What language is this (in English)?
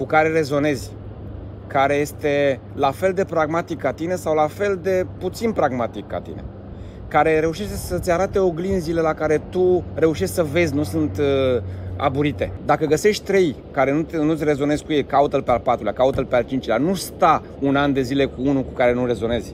Romanian